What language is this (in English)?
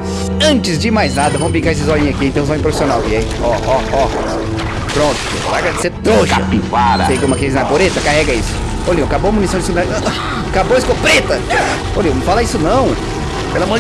Portuguese